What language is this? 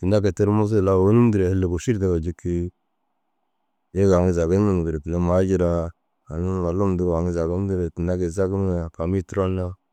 Dazaga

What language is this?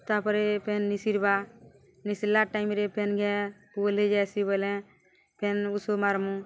Odia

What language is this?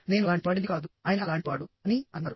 Telugu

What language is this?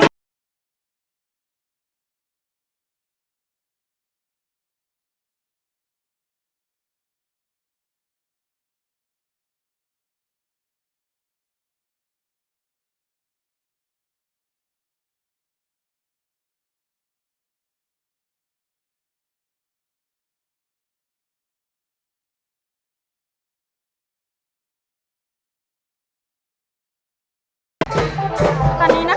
Thai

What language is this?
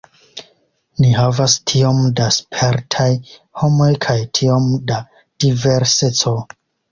Esperanto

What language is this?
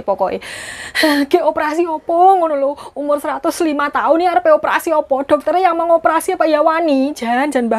Indonesian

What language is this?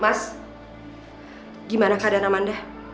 Indonesian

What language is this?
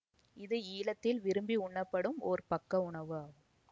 Tamil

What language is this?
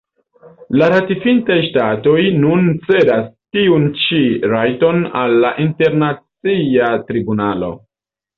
Esperanto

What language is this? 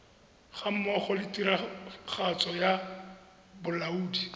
Tswana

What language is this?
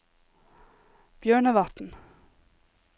Norwegian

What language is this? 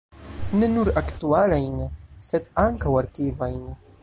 Esperanto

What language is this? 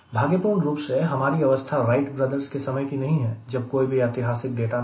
Hindi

